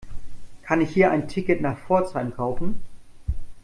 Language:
German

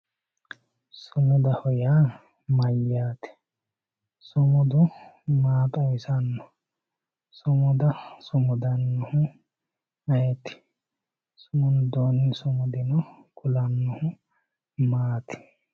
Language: Sidamo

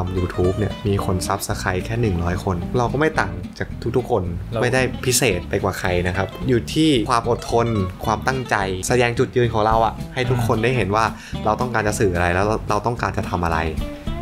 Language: Thai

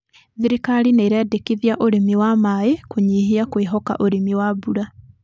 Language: Kikuyu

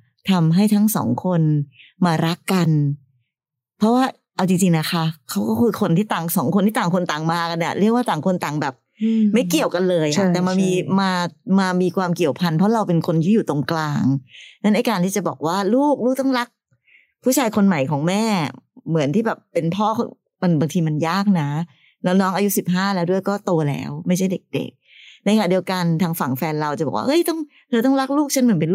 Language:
Thai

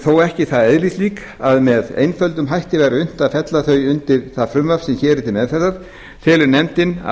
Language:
Icelandic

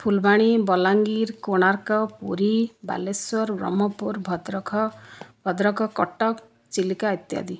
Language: Odia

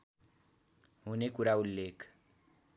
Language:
Nepali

